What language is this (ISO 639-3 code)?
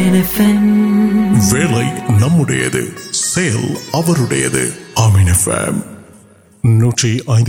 urd